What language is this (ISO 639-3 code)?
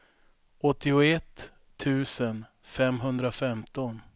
swe